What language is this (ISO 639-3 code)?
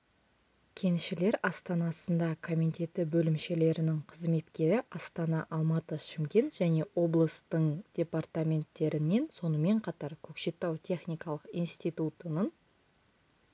kaz